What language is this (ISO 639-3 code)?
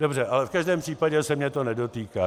ces